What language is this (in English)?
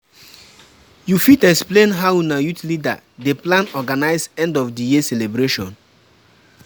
Nigerian Pidgin